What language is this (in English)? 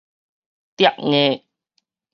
Min Nan Chinese